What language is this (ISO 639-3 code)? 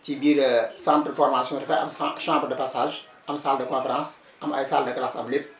wol